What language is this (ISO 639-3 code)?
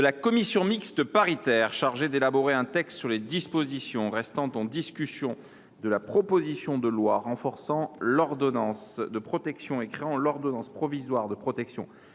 fra